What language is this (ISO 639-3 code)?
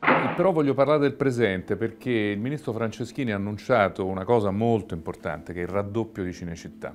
ita